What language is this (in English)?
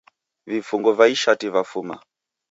Taita